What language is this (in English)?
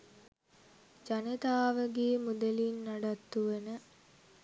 Sinhala